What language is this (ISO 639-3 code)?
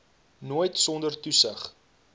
afr